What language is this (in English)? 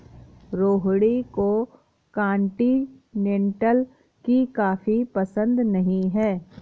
Hindi